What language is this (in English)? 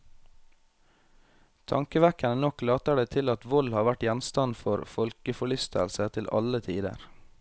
Norwegian